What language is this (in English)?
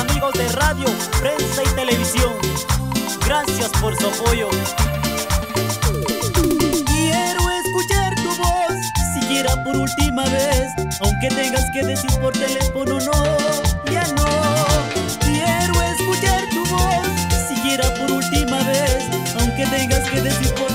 Spanish